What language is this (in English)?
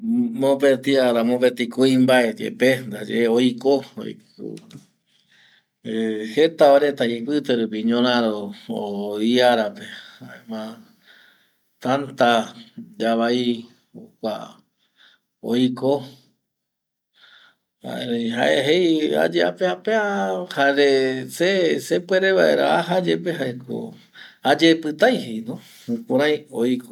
Eastern Bolivian Guaraní